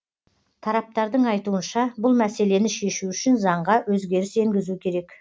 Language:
Kazakh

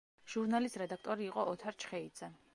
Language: Georgian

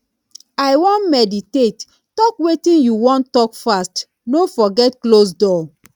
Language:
Nigerian Pidgin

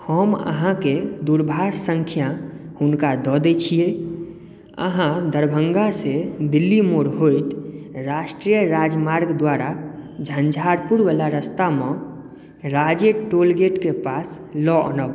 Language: Maithili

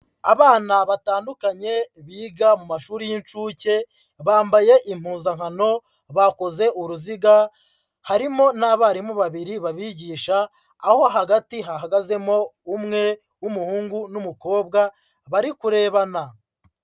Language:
Kinyarwanda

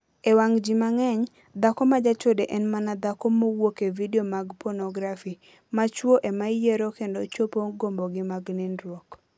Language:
Luo (Kenya and Tanzania)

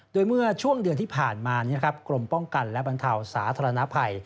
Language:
Thai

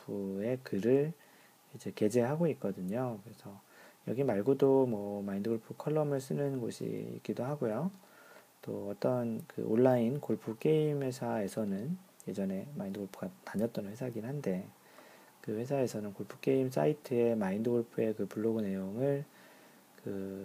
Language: Korean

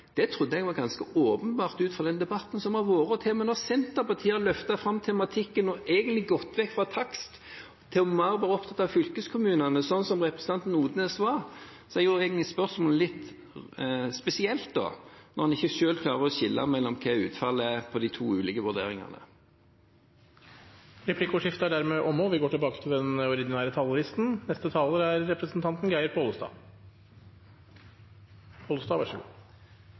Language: Norwegian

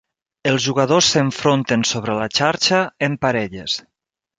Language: Catalan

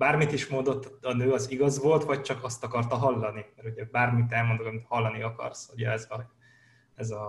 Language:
Hungarian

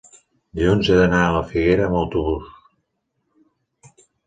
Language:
Catalan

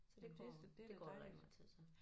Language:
Danish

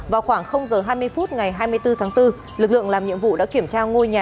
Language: Vietnamese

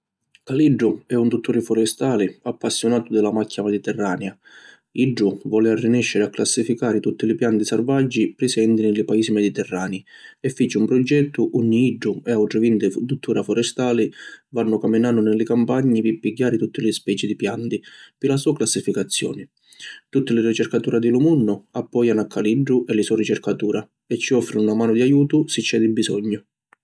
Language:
Sicilian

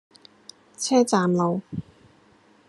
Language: Cantonese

